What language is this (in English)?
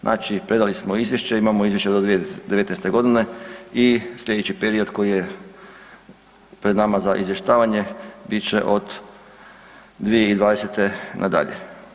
Croatian